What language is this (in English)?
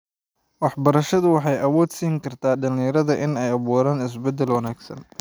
Somali